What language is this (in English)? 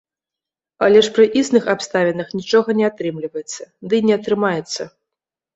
Belarusian